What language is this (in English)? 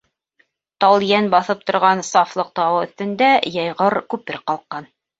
Bashkir